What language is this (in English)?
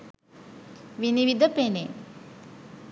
Sinhala